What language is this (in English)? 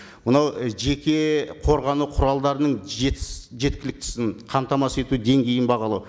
Kazakh